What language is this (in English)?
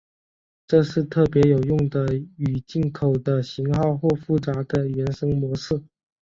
Chinese